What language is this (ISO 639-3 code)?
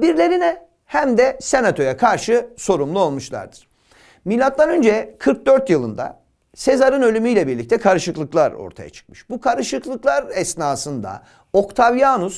tur